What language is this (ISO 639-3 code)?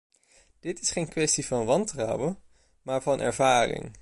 nld